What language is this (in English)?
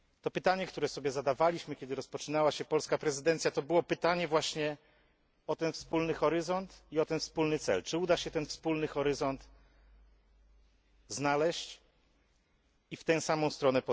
Polish